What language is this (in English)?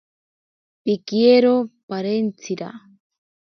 Ashéninka Perené